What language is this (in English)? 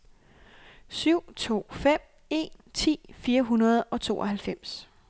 Danish